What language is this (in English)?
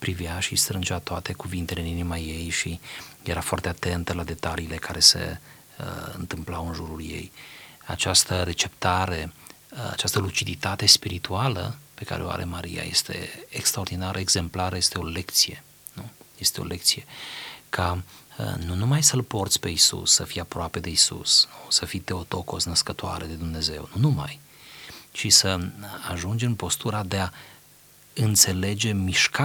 Romanian